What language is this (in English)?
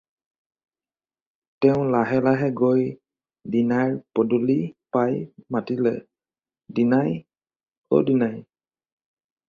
Assamese